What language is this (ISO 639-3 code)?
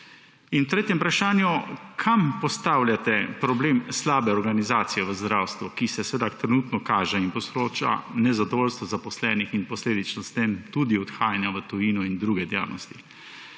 slv